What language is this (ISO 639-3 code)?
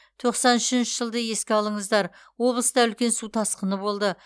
kaz